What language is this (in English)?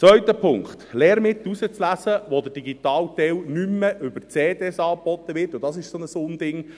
Swiss German